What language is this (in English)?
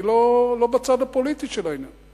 Hebrew